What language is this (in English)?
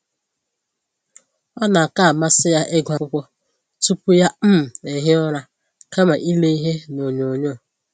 Igbo